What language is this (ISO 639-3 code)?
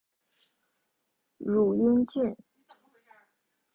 zho